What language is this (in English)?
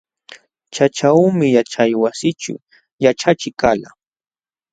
Jauja Wanca Quechua